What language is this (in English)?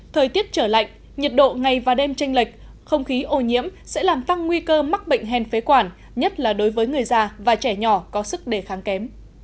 Vietnamese